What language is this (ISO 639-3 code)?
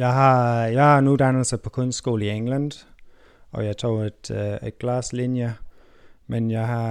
dan